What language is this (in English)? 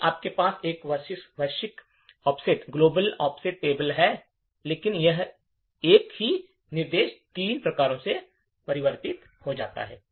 Hindi